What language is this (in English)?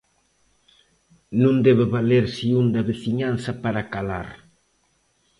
Galician